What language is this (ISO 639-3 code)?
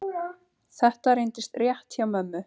isl